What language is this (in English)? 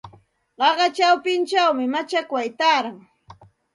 Santa Ana de Tusi Pasco Quechua